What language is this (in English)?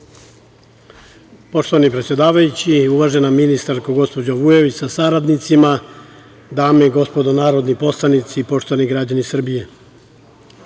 Serbian